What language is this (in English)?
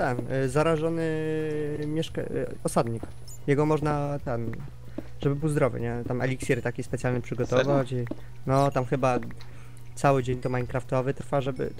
Polish